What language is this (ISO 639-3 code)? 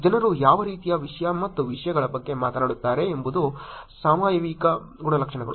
kan